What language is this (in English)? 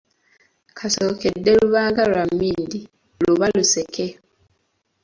Ganda